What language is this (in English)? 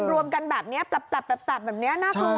Thai